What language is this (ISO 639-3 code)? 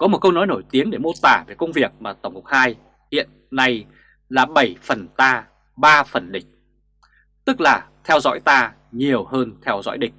vie